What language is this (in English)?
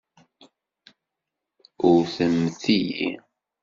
Kabyle